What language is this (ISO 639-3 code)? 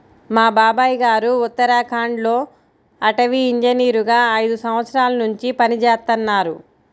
tel